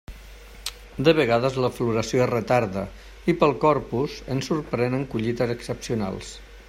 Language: Catalan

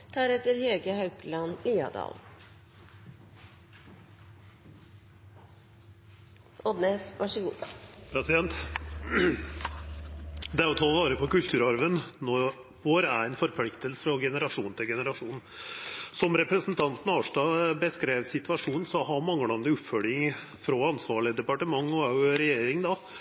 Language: Norwegian Nynorsk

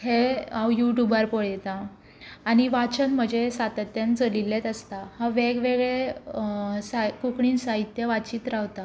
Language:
Konkani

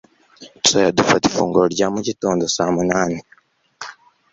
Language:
Kinyarwanda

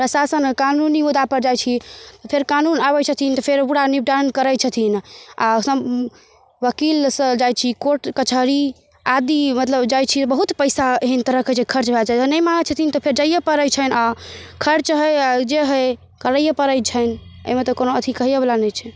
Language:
Maithili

